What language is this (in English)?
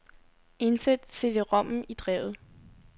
Danish